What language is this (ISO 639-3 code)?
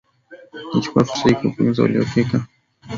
swa